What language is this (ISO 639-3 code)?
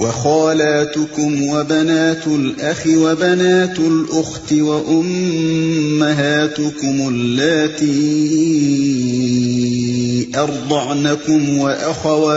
urd